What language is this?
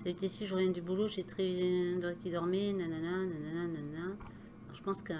French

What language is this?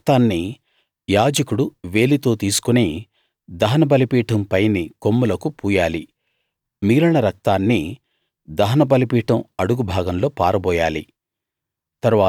Telugu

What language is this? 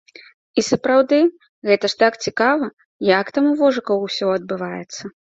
Belarusian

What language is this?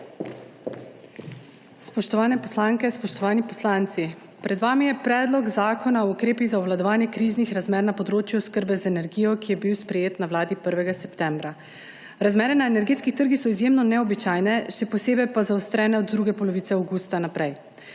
Slovenian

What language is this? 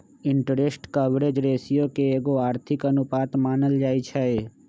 Magahi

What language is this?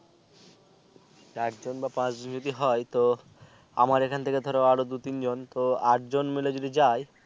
Bangla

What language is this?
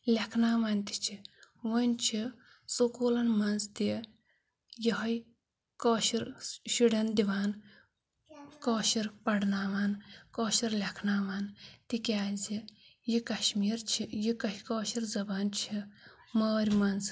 Kashmiri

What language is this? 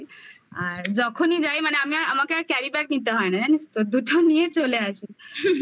Bangla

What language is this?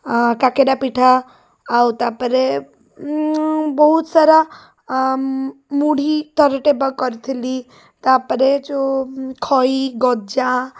Odia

